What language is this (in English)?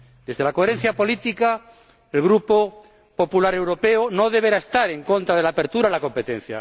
Spanish